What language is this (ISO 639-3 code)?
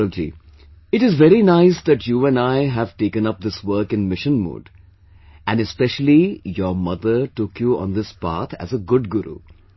eng